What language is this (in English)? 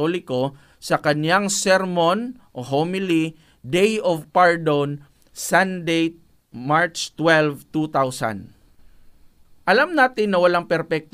Filipino